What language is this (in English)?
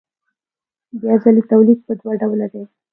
Pashto